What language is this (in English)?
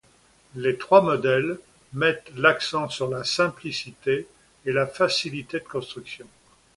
French